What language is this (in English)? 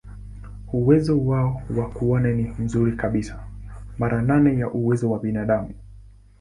Swahili